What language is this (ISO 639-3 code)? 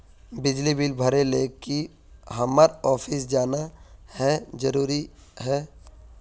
mag